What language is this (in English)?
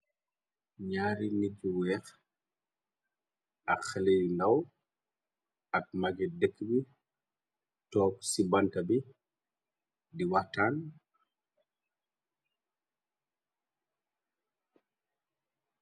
Wolof